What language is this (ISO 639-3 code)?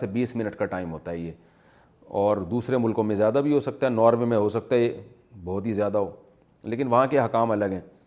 urd